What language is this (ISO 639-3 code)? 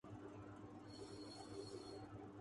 urd